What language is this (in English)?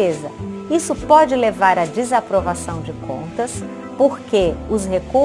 Portuguese